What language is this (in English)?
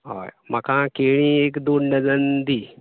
Konkani